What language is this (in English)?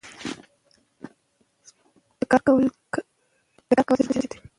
Pashto